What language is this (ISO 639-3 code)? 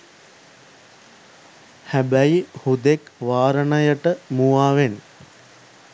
sin